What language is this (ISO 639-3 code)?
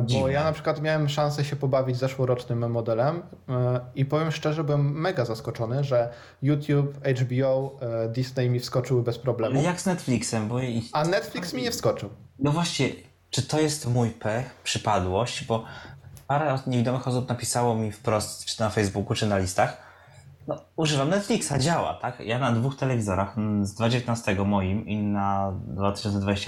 pol